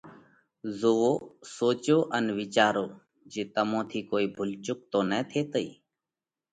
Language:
Parkari Koli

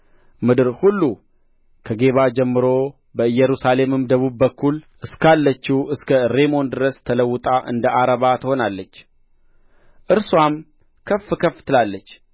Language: Amharic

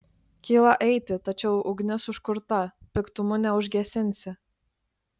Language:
Lithuanian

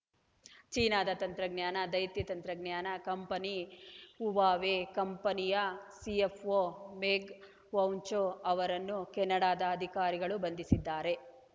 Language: Kannada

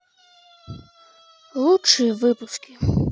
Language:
Russian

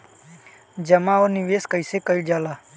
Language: Bhojpuri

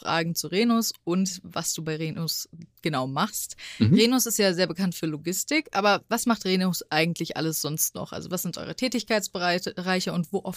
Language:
German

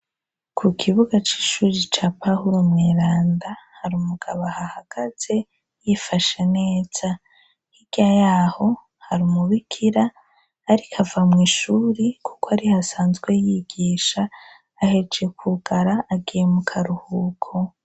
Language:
Rundi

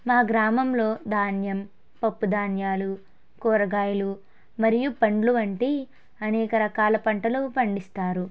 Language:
Telugu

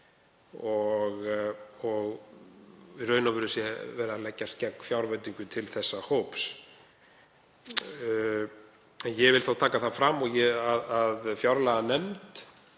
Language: Icelandic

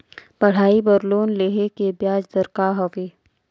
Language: Chhattisgarhi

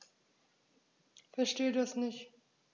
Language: German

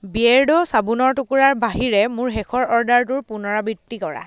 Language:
Assamese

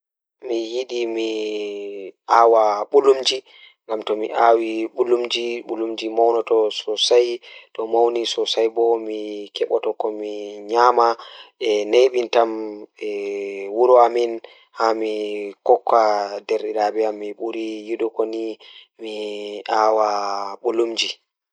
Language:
Fula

